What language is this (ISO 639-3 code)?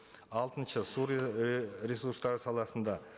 kaz